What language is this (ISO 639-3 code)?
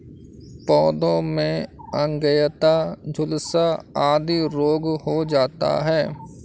hin